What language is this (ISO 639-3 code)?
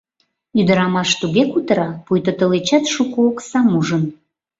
chm